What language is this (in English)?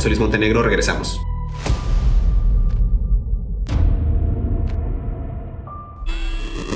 Spanish